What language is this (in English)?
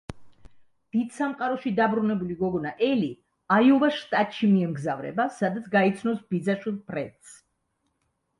Georgian